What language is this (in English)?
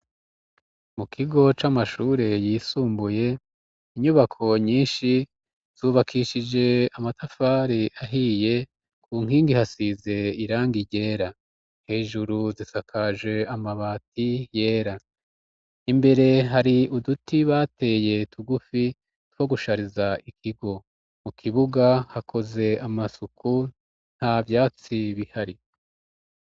Rundi